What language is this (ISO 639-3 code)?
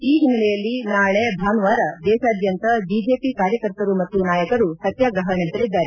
kan